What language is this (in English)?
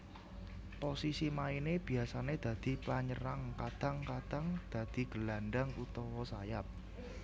Javanese